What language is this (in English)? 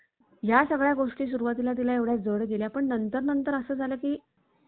Marathi